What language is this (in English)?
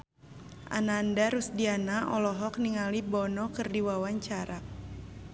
Sundanese